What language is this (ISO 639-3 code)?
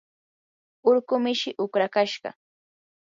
qur